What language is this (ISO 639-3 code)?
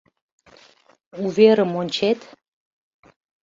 chm